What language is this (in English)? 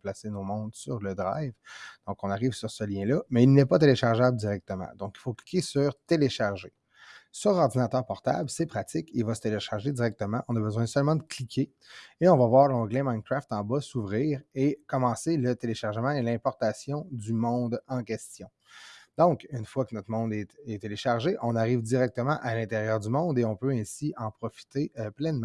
French